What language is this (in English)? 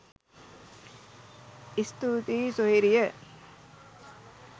Sinhala